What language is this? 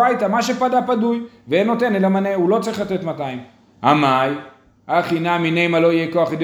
Hebrew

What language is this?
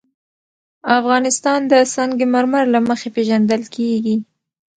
Pashto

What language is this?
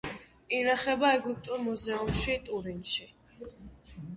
Georgian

